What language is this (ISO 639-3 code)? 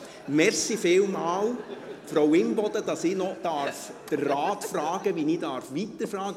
gsw